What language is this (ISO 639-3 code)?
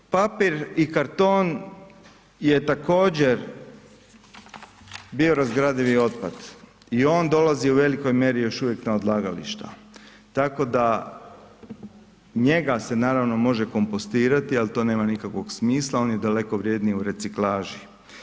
hrv